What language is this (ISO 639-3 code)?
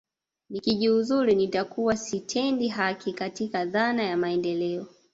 swa